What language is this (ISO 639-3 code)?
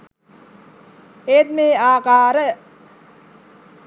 sin